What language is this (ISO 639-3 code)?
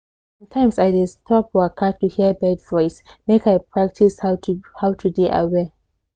pcm